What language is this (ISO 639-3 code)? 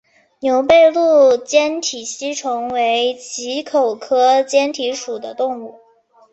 zho